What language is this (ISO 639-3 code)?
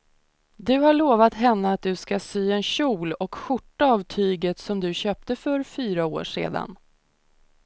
swe